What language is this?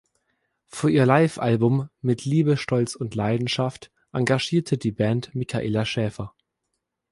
German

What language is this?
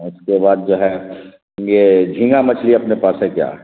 Urdu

